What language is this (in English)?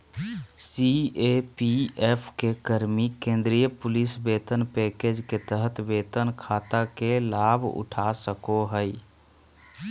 Magahi